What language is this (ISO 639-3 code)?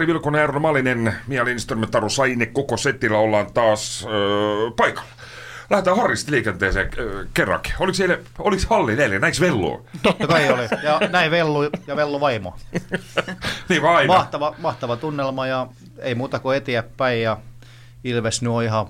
fin